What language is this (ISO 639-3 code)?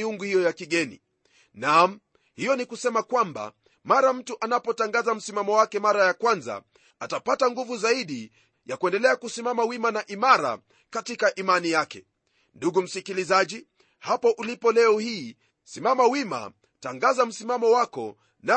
swa